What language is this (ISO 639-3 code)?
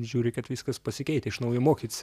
lit